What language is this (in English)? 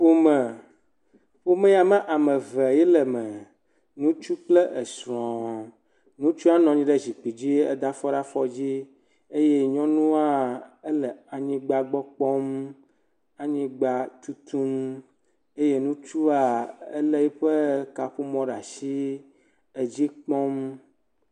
Ewe